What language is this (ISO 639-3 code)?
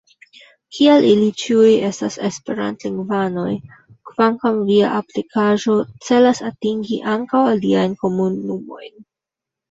epo